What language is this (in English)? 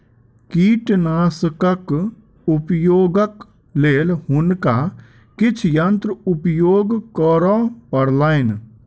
Maithili